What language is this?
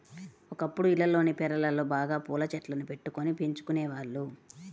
Telugu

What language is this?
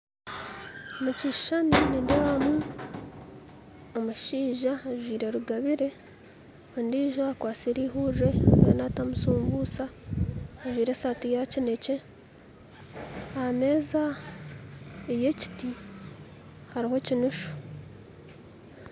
Nyankole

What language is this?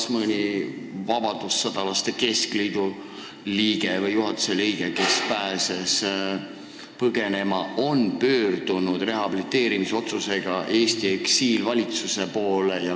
Estonian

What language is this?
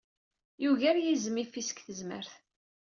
Kabyle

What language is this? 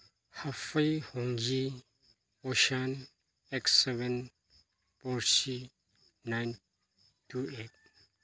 Manipuri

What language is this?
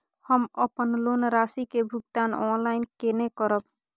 Maithili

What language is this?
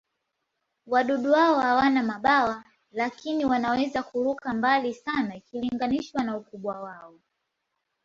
Swahili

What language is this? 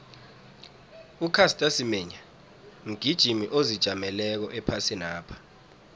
South Ndebele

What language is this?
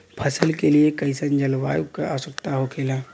Bhojpuri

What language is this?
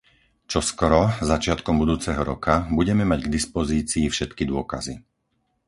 Slovak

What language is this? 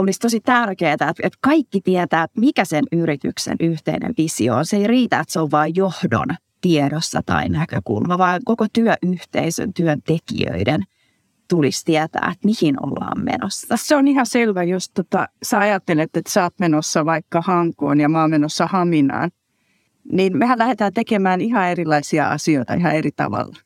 Finnish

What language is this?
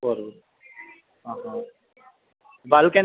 Telugu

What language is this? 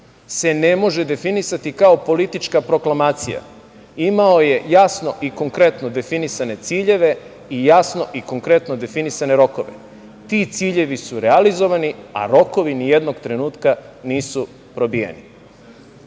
Serbian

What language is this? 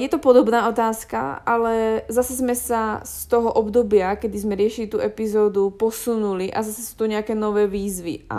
Slovak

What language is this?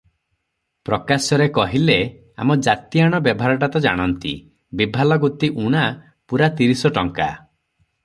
Odia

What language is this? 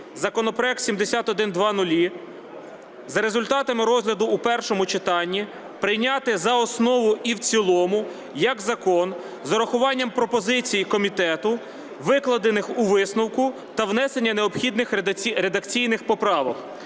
Ukrainian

